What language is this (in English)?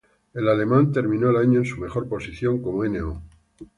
Spanish